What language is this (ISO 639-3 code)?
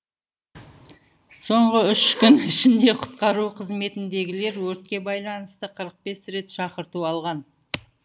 kaz